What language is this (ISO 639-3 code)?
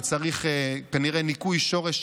heb